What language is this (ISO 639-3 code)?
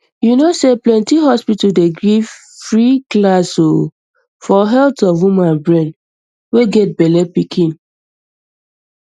pcm